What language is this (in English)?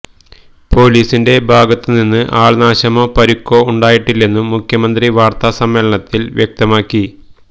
Malayalam